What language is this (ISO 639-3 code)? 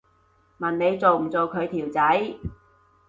yue